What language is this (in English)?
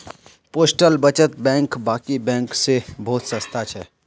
Magahi